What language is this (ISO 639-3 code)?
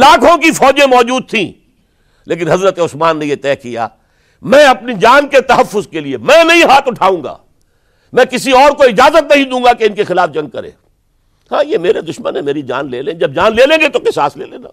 urd